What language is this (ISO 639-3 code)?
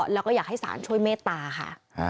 tha